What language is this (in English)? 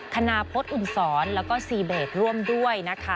Thai